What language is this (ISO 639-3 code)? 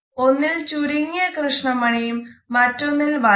mal